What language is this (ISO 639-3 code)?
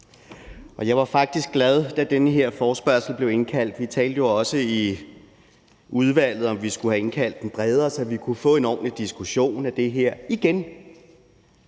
dan